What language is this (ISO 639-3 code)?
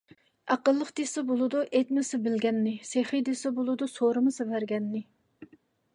uig